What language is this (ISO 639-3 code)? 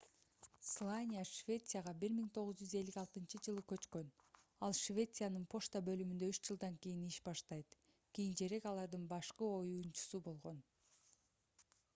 kir